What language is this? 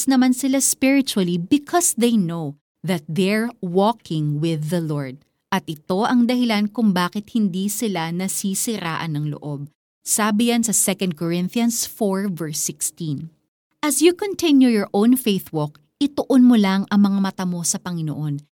Filipino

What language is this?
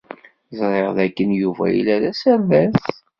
Kabyle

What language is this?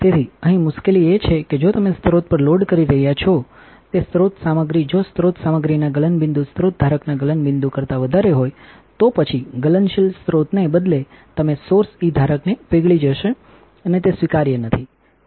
Gujarati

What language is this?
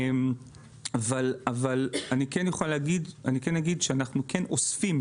Hebrew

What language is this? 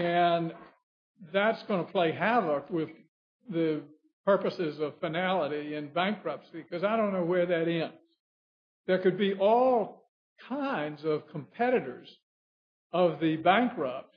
English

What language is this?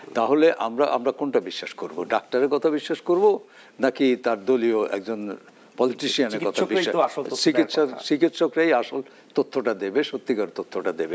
Bangla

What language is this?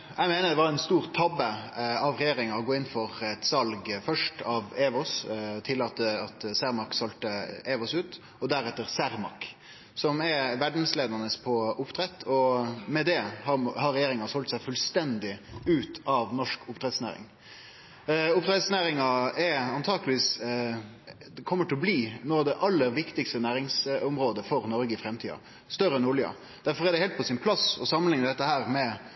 Norwegian Nynorsk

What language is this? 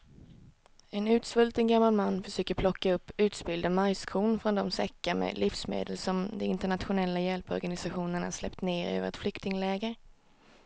Swedish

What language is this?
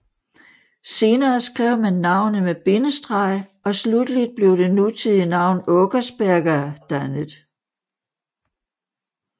Danish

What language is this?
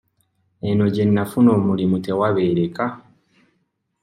Ganda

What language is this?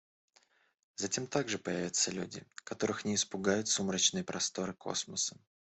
Russian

